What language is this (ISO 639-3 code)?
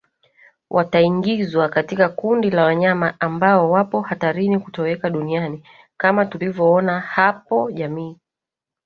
swa